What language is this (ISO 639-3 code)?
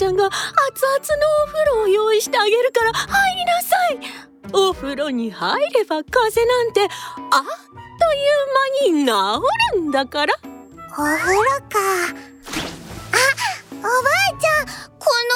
jpn